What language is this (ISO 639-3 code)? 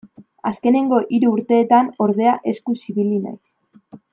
eus